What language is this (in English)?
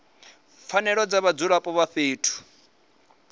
Venda